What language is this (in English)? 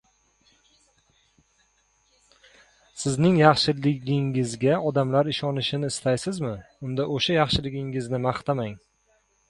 Uzbek